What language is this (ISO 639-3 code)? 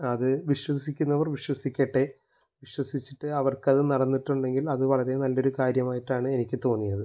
mal